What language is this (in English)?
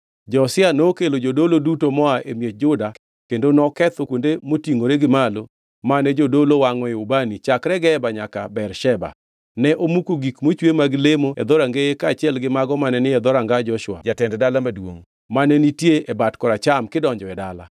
Luo (Kenya and Tanzania)